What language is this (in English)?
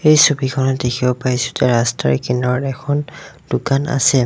Assamese